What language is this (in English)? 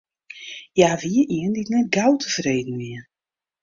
Western Frisian